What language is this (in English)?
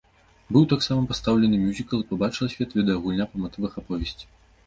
Belarusian